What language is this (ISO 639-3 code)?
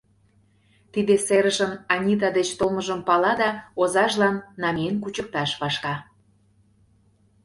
chm